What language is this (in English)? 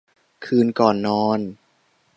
Thai